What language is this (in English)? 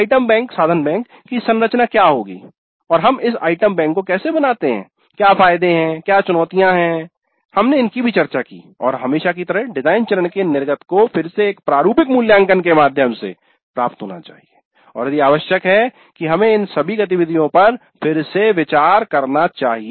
Hindi